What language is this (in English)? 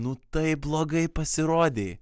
Lithuanian